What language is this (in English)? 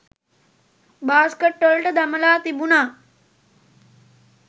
Sinhala